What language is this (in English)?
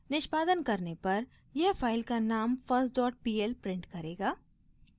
Hindi